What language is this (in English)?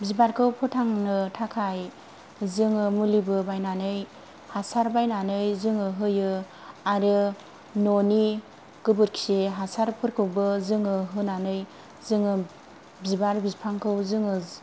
Bodo